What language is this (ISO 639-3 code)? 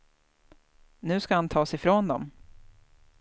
swe